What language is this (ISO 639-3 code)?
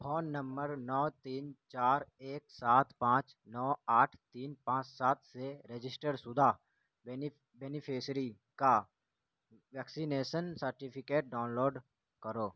urd